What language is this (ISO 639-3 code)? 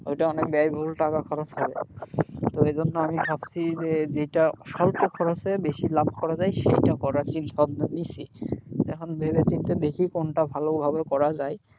ben